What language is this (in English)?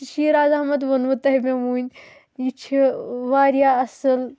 Kashmiri